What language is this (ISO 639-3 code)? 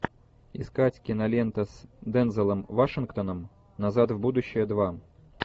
rus